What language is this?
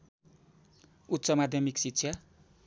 Nepali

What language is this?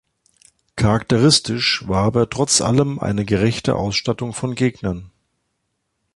German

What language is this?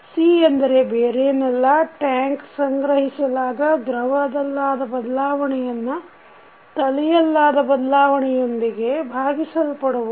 Kannada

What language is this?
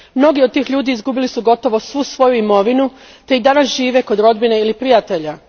Croatian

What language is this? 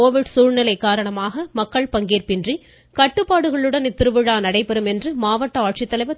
Tamil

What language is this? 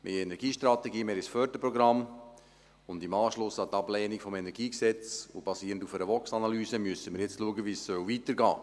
Swiss German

